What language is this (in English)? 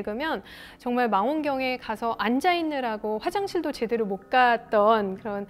Korean